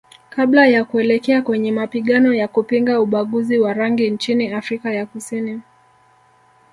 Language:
Swahili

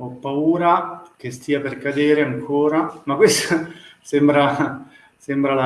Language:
Italian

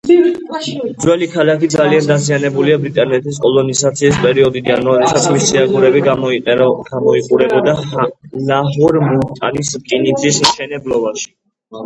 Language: Georgian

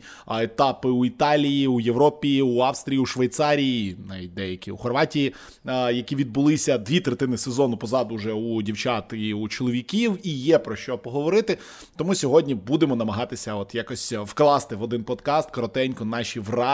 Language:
Ukrainian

